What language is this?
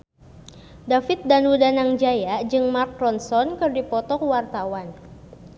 Sundanese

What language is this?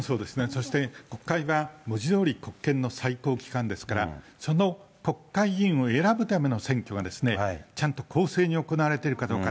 Japanese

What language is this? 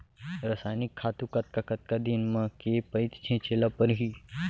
Chhattisgarhi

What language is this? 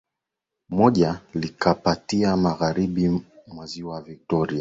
Swahili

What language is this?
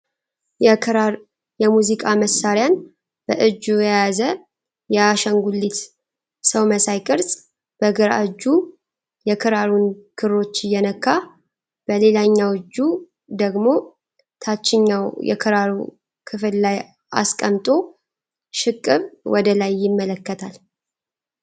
Amharic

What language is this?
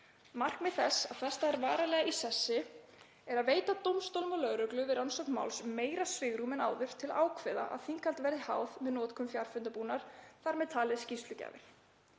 Icelandic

